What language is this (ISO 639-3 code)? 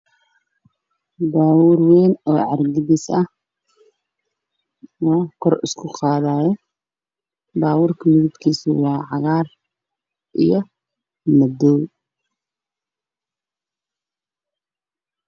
som